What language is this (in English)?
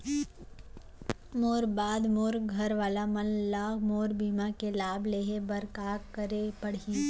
Chhattisgarhi